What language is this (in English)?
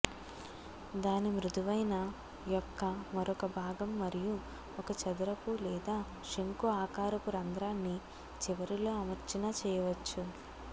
Telugu